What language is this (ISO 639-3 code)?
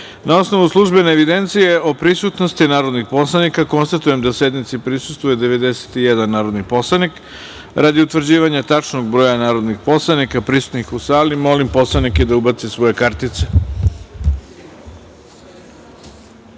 srp